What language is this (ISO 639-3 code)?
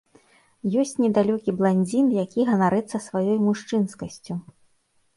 bel